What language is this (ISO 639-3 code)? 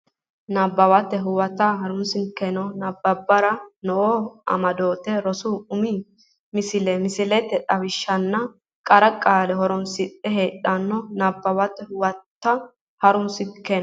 sid